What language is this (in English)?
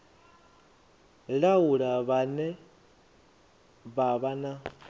Venda